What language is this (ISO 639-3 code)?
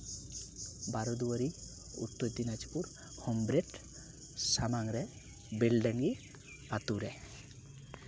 sat